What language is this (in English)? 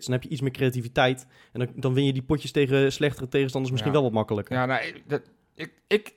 Dutch